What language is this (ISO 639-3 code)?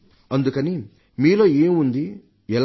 tel